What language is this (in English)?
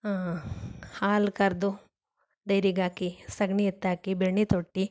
Kannada